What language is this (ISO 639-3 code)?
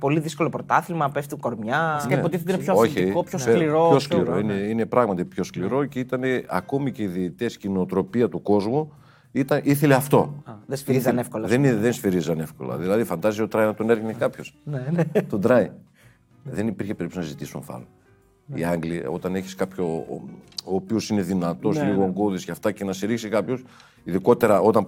ell